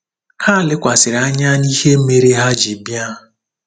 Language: Igbo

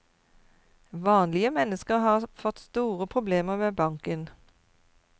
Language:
Norwegian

